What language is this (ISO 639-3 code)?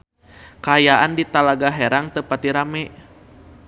sun